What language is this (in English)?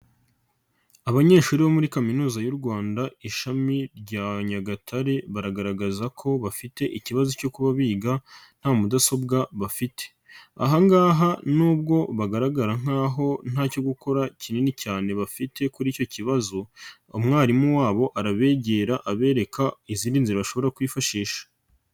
Kinyarwanda